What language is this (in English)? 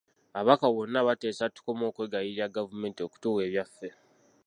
Ganda